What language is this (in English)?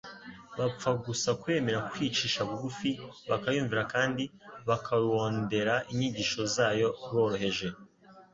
Kinyarwanda